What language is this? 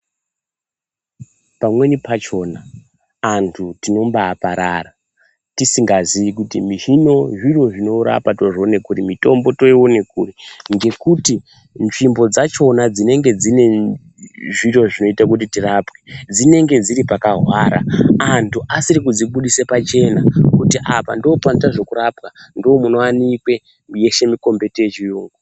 Ndau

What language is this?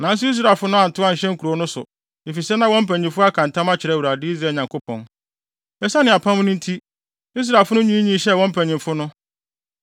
Akan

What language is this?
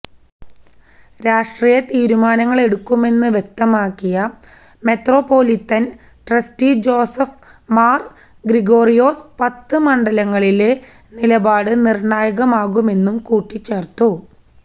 Malayalam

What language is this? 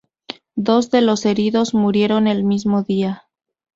Spanish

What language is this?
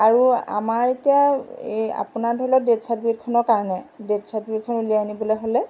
Assamese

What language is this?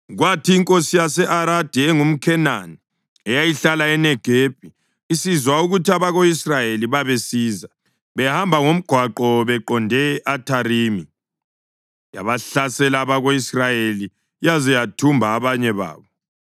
North Ndebele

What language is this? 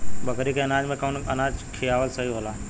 Bhojpuri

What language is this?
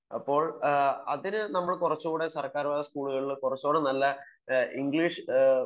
Malayalam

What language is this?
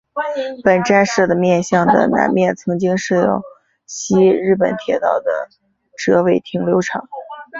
Chinese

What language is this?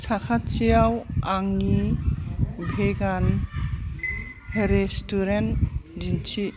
Bodo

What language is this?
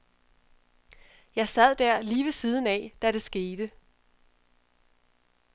Danish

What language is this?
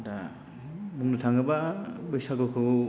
Bodo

